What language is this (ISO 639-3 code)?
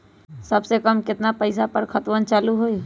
mag